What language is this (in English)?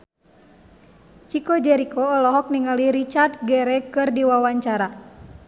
Sundanese